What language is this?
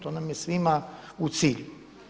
Croatian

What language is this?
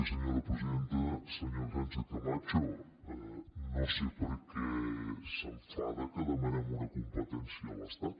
Catalan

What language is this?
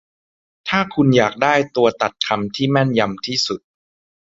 Thai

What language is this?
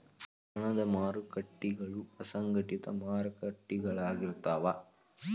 Kannada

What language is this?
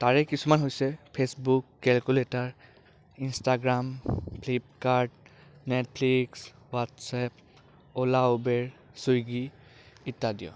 Assamese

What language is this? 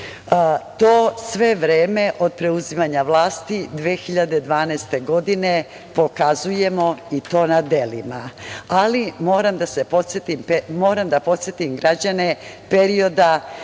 Serbian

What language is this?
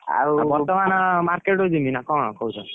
Odia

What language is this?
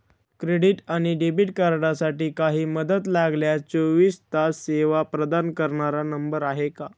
Marathi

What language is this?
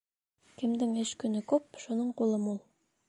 Bashkir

